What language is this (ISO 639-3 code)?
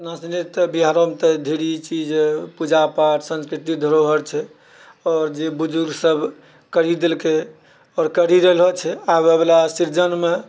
mai